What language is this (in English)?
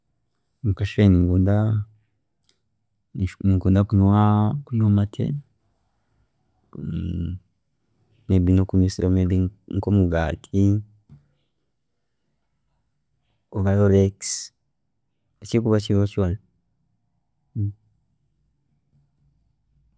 Chiga